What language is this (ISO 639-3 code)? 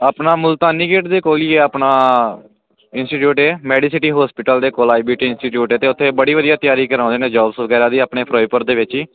pan